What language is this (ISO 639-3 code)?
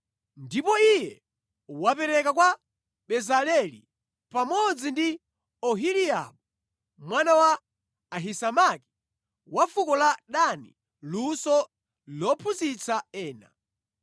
nya